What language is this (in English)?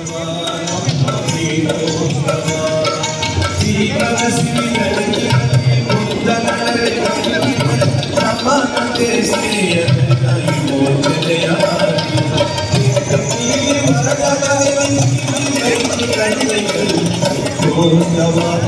Kannada